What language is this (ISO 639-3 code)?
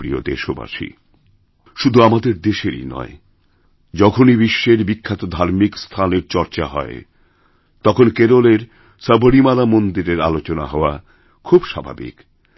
ben